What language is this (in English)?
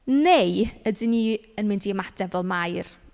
Welsh